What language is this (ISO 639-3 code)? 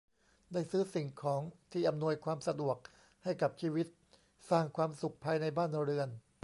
tha